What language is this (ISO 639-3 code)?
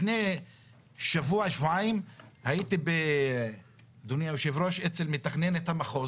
heb